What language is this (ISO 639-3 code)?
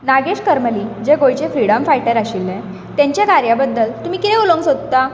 kok